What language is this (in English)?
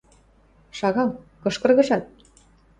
Western Mari